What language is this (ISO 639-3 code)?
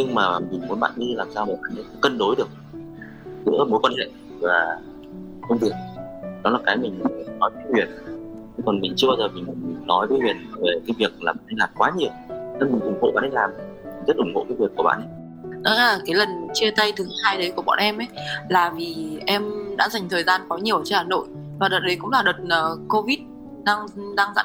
vie